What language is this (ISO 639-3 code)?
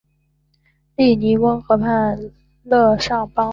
zho